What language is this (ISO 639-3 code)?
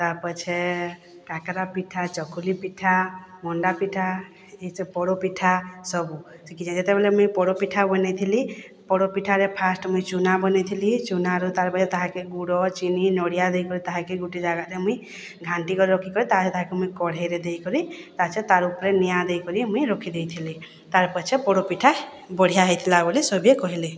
ori